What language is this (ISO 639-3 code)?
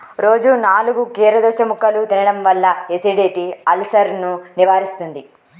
tel